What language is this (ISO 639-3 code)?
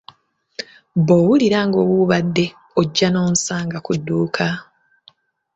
lug